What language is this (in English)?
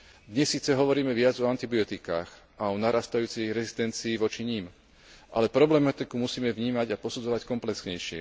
Slovak